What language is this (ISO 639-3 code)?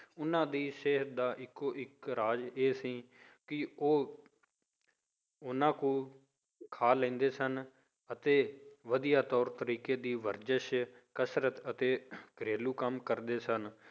pan